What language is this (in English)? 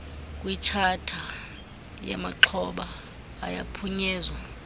Xhosa